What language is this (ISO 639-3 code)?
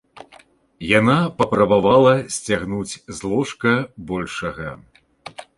bel